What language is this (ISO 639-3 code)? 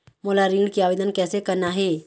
hne